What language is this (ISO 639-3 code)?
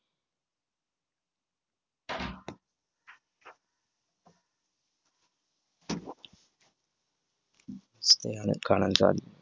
mal